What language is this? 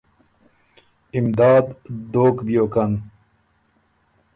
Ormuri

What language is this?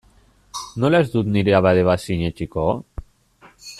Basque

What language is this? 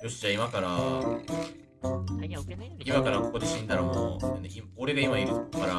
Japanese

